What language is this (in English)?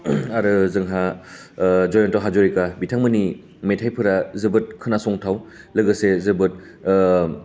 Bodo